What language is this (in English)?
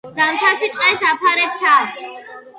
Georgian